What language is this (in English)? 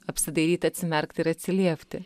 Lithuanian